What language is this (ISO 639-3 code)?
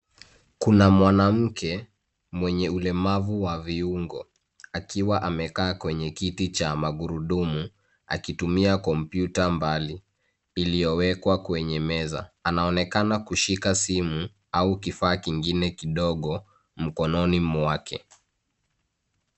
swa